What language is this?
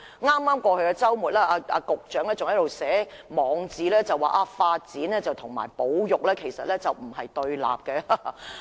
Cantonese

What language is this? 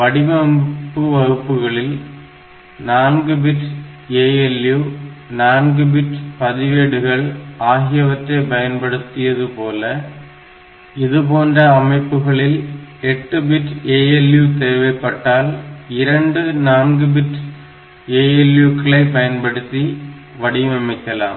Tamil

